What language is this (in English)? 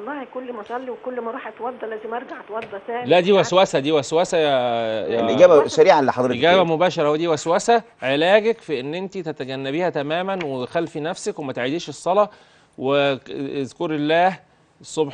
Arabic